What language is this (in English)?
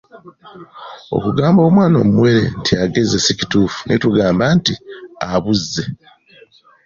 Ganda